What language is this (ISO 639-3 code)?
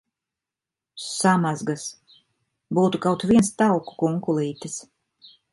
lav